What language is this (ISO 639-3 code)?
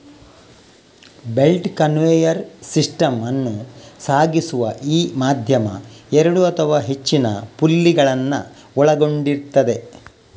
kan